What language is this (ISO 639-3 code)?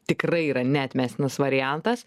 lit